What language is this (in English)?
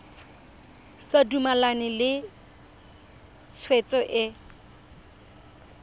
Tswana